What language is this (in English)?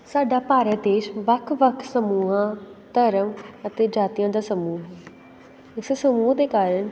Punjabi